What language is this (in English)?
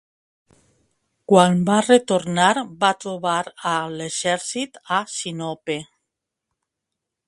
Catalan